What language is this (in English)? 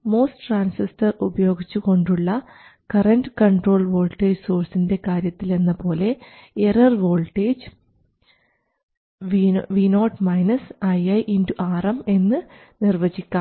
Malayalam